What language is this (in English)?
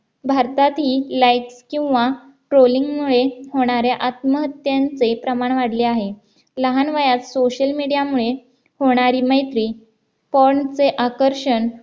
Marathi